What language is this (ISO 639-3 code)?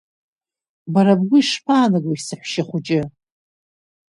abk